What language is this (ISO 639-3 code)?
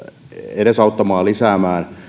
fin